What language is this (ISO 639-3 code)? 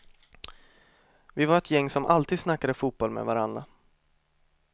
swe